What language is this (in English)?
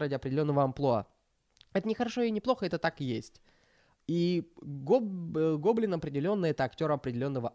Russian